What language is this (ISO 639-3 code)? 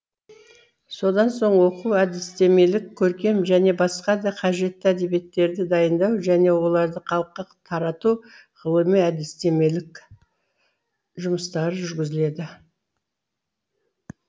kaz